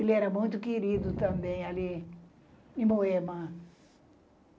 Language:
Portuguese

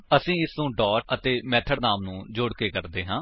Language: Punjabi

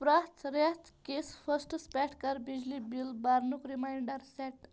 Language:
Kashmiri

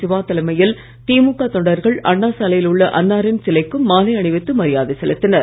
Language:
Tamil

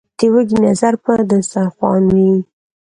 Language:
Pashto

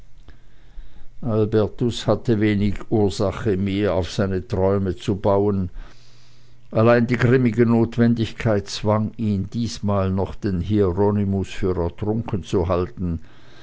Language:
German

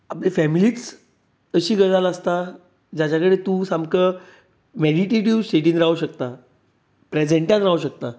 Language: Konkani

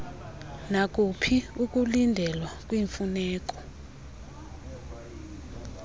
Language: Xhosa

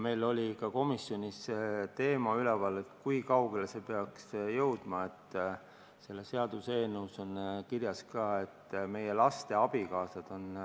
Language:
Estonian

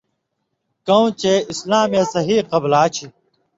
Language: Indus Kohistani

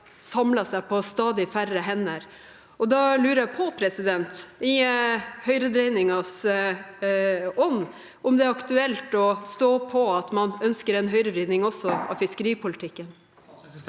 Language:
Norwegian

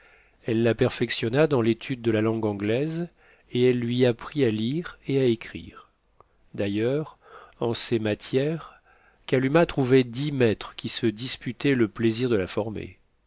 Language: French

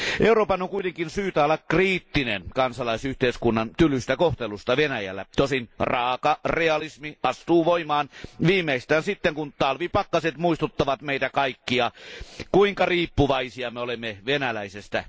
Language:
Finnish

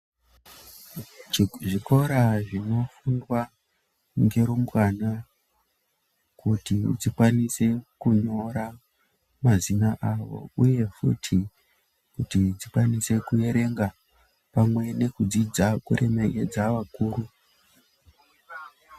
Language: Ndau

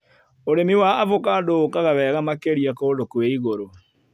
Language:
Kikuyu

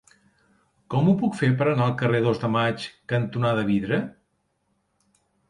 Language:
Catalan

